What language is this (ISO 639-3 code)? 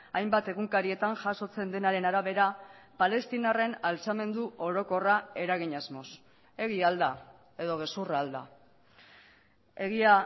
eus